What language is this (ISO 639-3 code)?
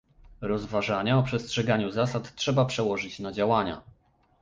pol